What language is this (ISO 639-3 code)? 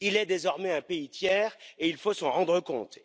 fra